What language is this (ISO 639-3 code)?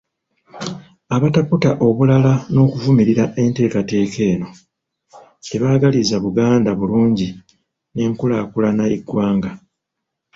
lug